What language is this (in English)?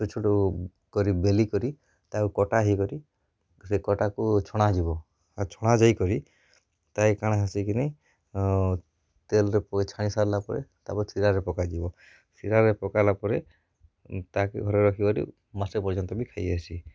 Odia